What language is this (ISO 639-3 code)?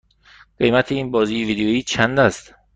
fas